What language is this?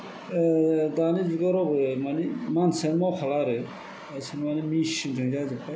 Bodo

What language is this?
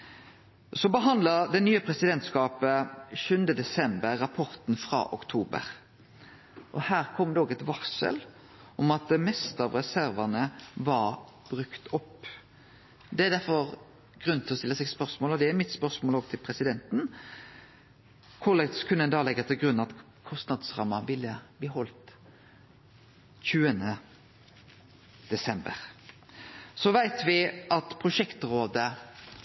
Norwegian Nynorsk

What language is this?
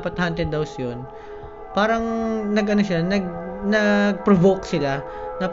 Filipino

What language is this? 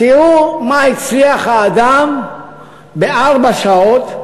Hebrew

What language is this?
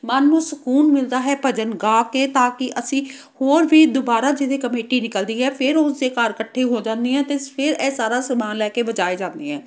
Punjabi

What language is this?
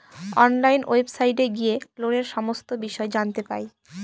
Bangla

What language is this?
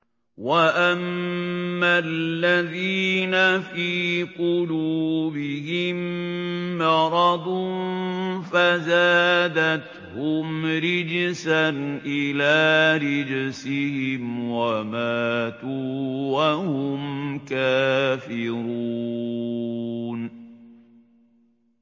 Arabic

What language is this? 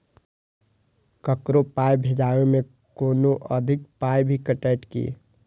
Maithili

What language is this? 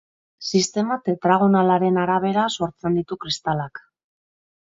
Basque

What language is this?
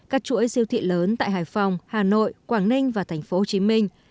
Vietnamese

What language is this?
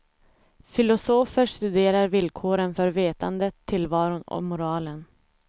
Swedish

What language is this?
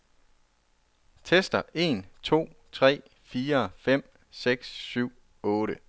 Danish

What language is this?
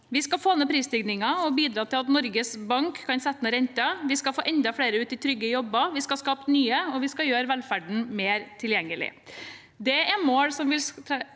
Norwegian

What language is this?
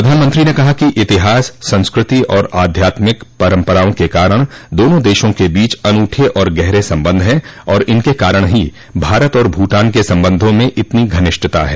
Hindi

